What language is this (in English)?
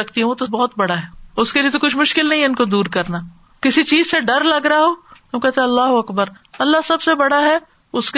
Urdu